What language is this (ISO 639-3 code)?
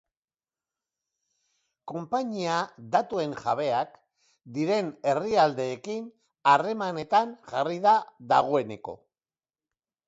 eus